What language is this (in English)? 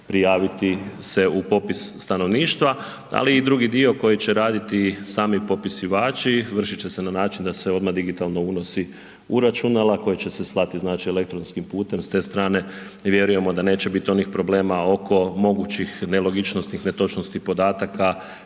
Croatian